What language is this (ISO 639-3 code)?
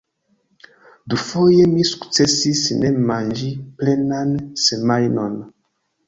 epo